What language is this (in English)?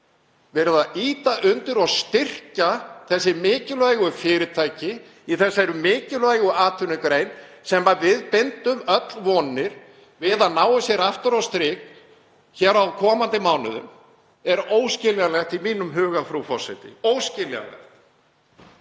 Icelandic